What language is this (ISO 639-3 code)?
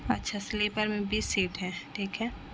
urd